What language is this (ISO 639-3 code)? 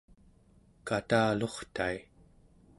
esu